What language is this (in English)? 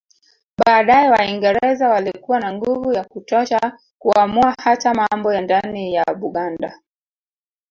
Swahili